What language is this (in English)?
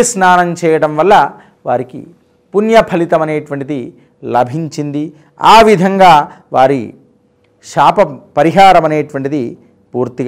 Telugu